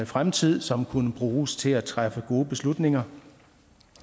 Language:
Danish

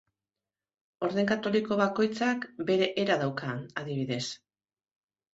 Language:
Basque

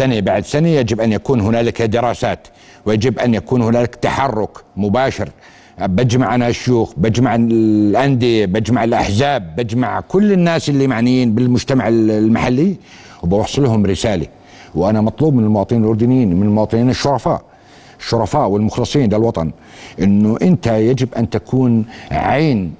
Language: Arabic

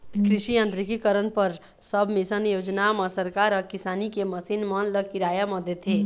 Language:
Chhattisgarhi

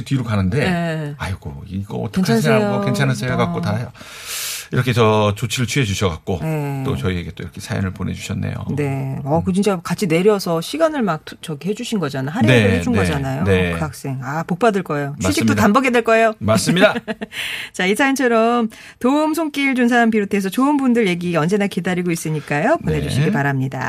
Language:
Korean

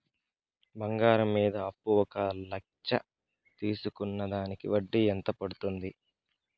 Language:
Telugu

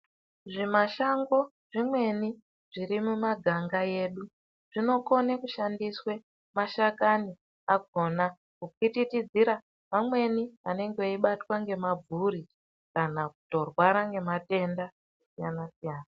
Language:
Ndau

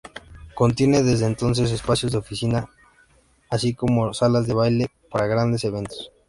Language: Spanish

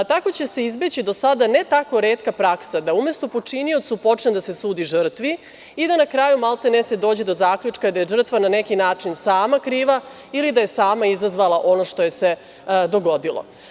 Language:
Serbian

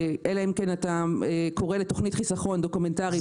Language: Hebrew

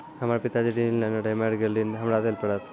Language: Maithili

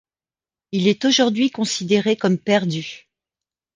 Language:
French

